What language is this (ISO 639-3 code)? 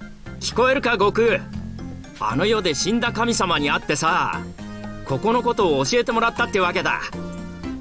jpn